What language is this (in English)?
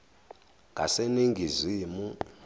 Zulu